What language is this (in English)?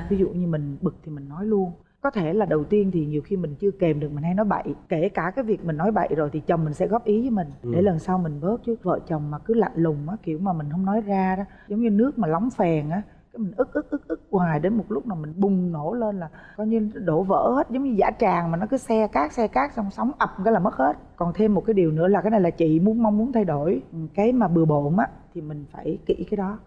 Vietnamese